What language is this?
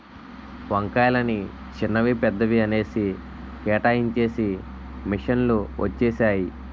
Telugu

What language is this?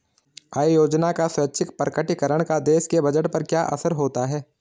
Hindi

